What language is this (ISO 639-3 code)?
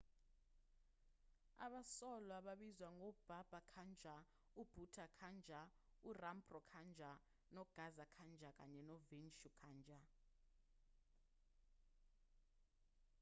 zul